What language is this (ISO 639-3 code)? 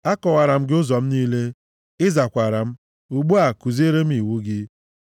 ibo